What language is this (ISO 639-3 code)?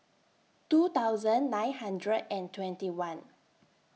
eng